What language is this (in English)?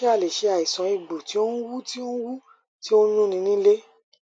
Yoruba